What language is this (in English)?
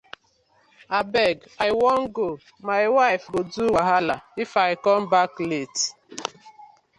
Nigerian Pidgin